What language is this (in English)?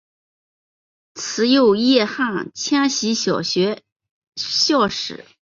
Chinese